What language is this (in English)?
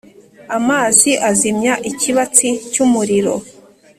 Kinyarwanda